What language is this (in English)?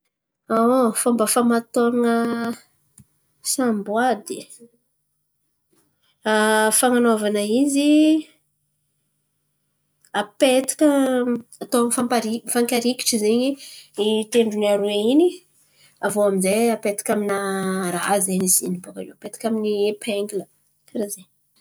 Antankarana Malagasy